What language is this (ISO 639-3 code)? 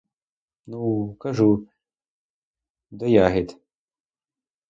ukr